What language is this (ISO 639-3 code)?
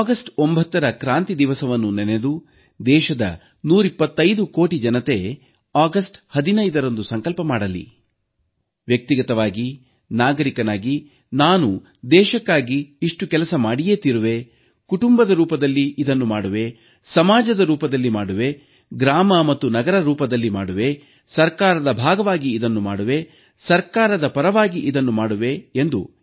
kan